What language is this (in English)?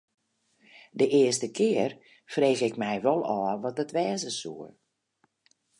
Western Frisian